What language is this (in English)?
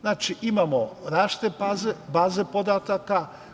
Serbian